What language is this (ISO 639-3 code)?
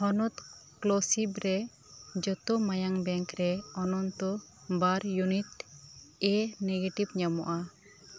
sat